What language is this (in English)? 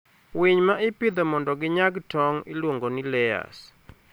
Luo (Kenya and Tanzania)